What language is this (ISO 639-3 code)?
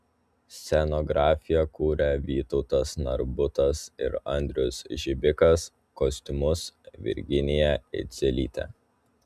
lit